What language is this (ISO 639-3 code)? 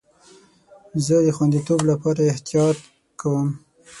pus